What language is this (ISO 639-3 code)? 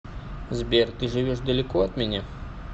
rus